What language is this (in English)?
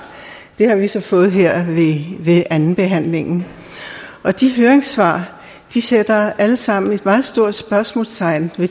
Danish